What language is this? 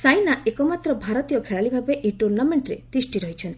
Odia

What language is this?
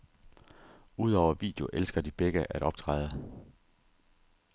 Danish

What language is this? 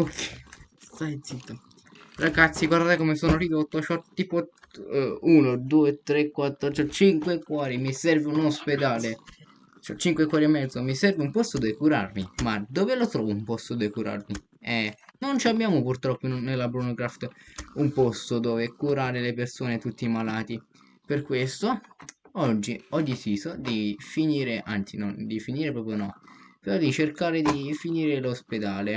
Italian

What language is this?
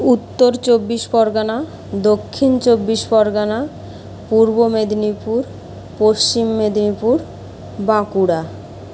Bangla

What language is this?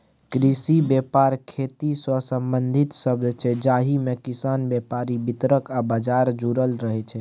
Maithili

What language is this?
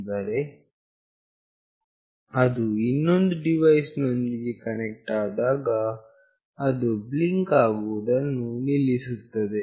Kannada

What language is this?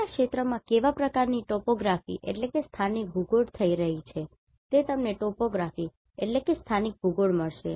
Gujarati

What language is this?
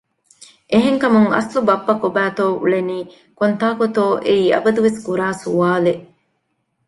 Divehi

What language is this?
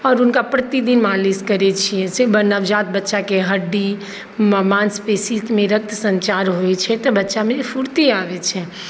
Maithili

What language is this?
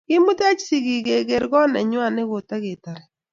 Kalenjin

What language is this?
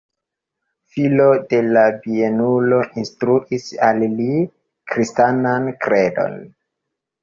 Esperanto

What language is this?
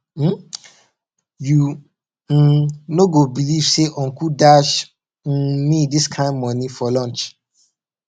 Nigerian Pidgin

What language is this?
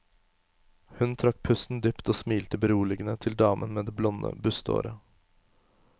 Norwegian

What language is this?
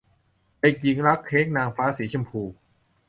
Thai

